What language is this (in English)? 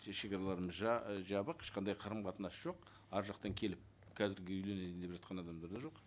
Kazakh